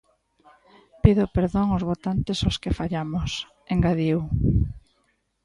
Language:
Galician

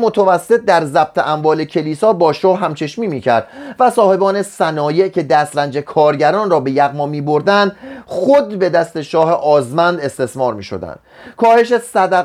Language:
Persian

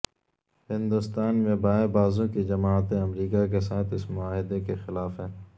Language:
Urdu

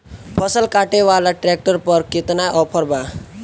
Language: Bhojpuri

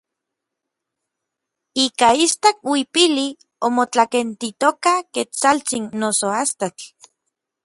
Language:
Orizaba Nahuatl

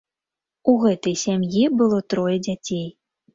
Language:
Belarusian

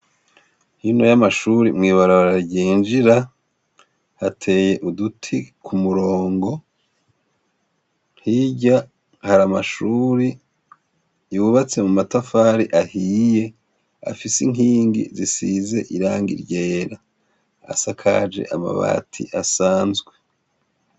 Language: Rundi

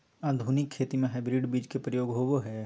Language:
Magahi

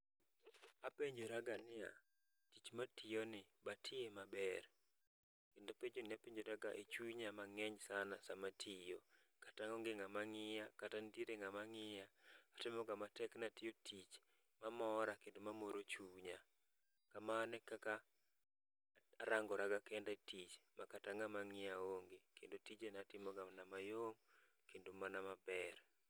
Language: Luo (Kenya and Tanzania)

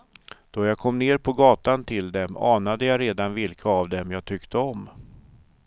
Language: Swedish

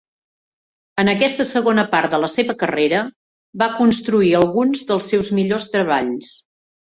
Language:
Catalan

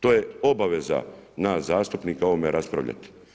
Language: Croatian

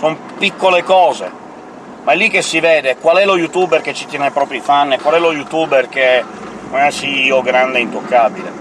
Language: Italian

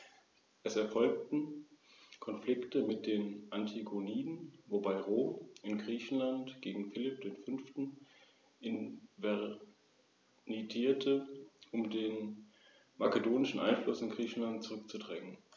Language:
German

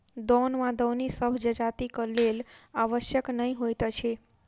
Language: Maithili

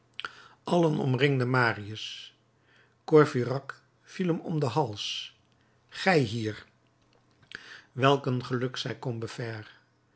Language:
Dutch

